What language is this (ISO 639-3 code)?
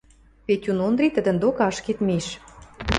mrj